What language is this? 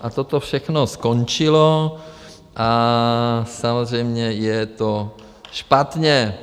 Czech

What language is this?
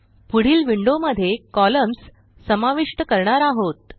Marathi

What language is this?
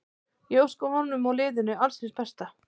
Icelandic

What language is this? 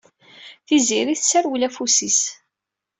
Kabyle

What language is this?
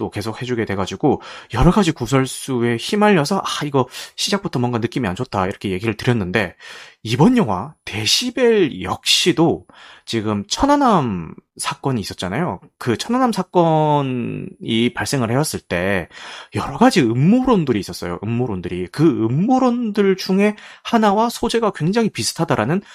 Korean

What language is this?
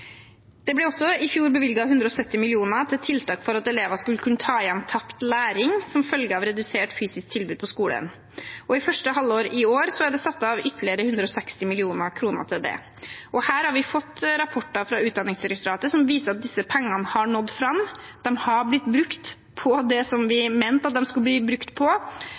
Norwegian Bokmål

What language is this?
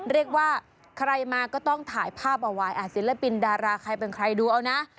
Thai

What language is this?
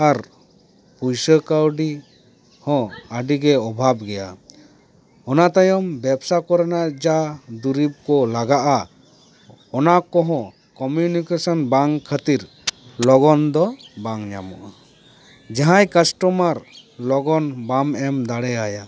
Santali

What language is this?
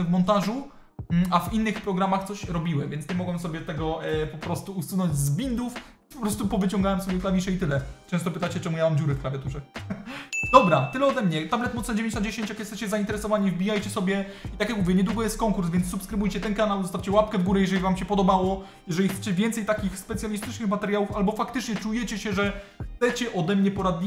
Polish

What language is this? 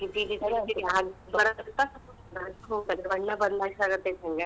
Kannada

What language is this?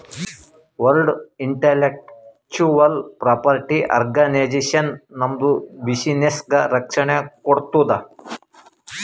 Kannada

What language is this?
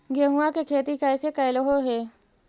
Magahi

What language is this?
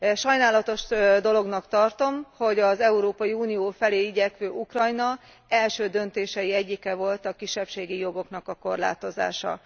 Hungarian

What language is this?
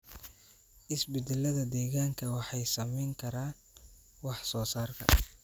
Somali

